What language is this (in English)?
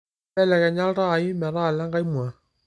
Masai